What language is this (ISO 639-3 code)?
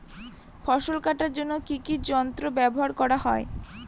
ben